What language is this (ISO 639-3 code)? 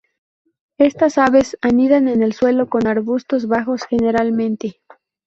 spa